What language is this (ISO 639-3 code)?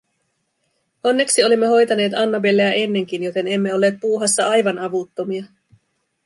fin